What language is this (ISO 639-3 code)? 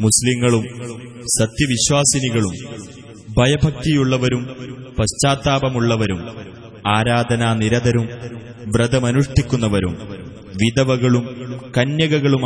ara